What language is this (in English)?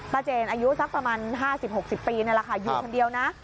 Thai